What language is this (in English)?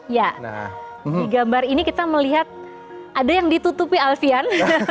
Indonesian